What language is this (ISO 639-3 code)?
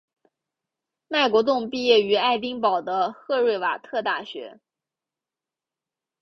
zho